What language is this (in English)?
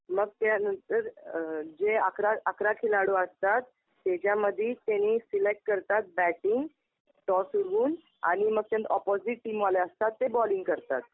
Marathi